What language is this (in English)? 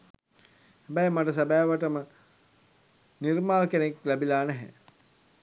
Sinhala